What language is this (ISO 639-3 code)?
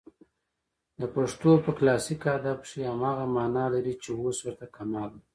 pus